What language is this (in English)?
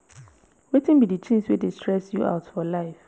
Nigerian Pidgin